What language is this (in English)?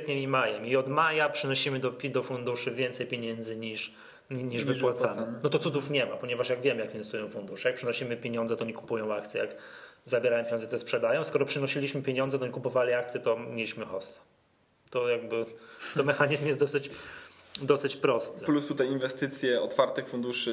Polish